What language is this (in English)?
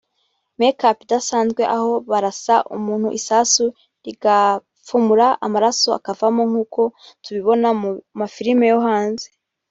Kinyarwanda